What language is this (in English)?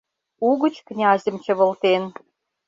Mari